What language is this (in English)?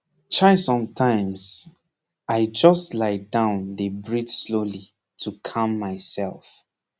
Nigerian Pidgin